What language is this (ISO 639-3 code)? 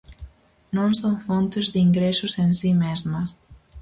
glg